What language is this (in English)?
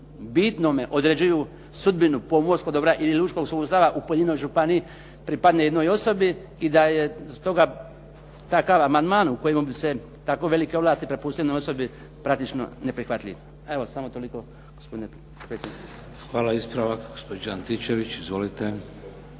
Croatian